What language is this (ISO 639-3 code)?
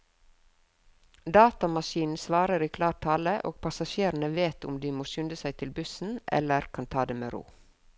nor